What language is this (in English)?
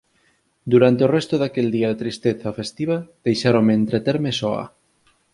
Galician